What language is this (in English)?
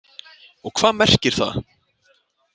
Icelandic